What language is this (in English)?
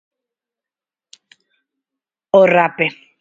Galician